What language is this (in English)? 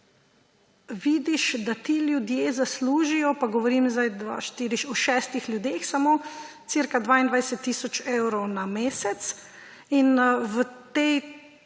Slovenian